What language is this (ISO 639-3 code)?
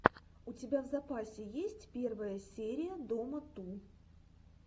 rus